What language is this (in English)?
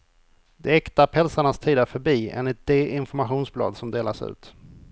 Swedish